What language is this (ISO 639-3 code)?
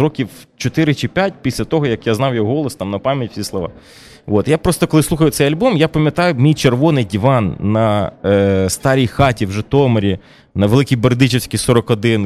ukr